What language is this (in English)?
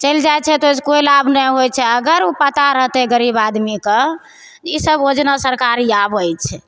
Maithili